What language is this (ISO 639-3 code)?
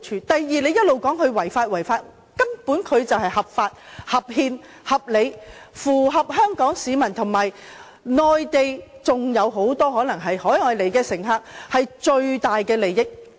yue